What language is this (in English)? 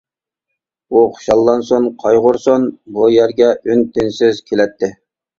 Uyghur